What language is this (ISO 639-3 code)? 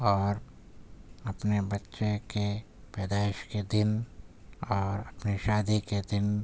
urd